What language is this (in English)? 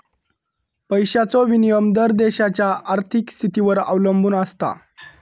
Marathi